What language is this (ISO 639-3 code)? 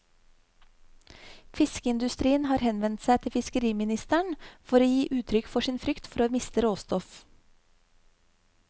nor